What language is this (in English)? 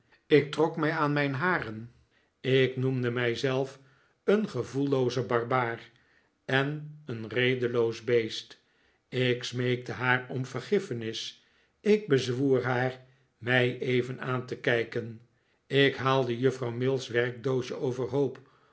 Dutch